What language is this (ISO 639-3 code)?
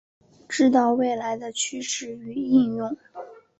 zho